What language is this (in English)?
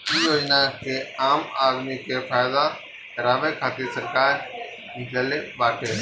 Bhojpuri